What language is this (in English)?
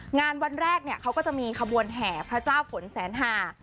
Thai